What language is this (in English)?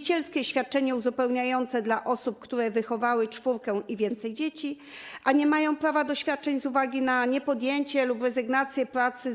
Polish